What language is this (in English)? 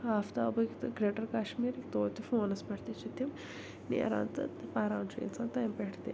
Kashmiri